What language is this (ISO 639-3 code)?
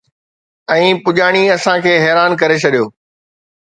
snd